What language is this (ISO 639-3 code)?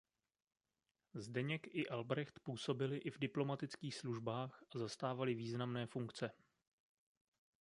ces